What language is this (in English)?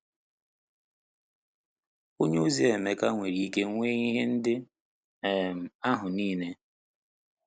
Igbo